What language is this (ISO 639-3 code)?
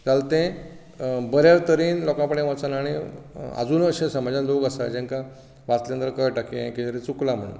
kok